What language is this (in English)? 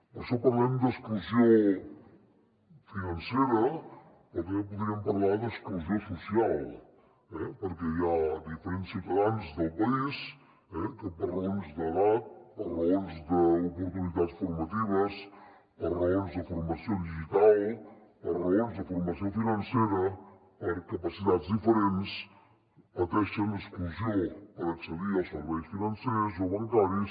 Catalan